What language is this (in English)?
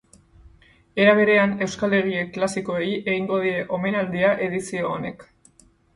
Basque